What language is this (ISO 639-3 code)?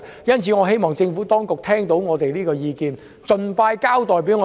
yue